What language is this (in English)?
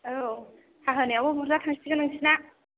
Bodo